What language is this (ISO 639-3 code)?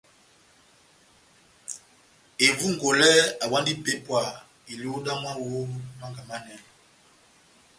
bnm